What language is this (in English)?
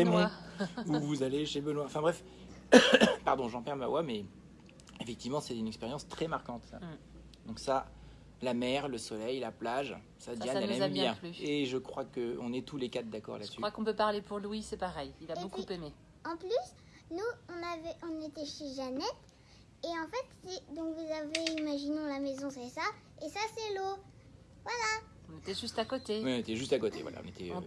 French